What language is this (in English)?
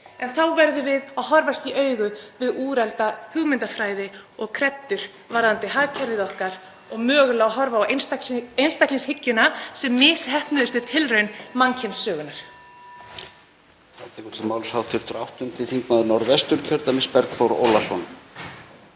Icelandic